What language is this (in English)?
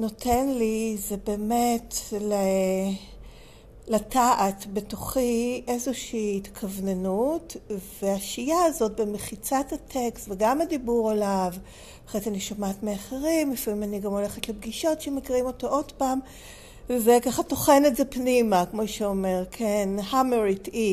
Hebrew